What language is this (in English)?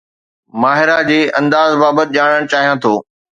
Sindhi